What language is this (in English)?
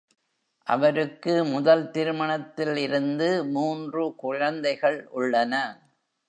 Tamil